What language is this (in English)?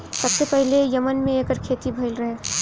Bhojpuri